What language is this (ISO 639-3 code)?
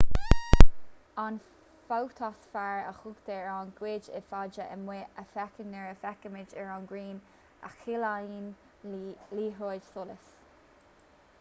gle